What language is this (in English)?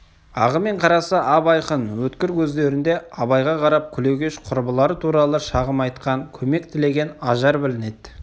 Kazakh